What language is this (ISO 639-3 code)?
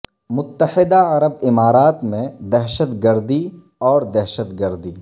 urd